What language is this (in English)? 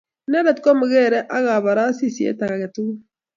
Kalenjin